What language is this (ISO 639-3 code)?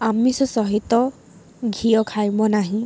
ori